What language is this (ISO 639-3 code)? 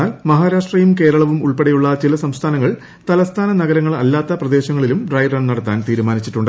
mal